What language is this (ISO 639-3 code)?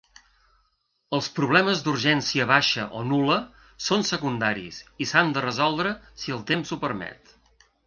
cat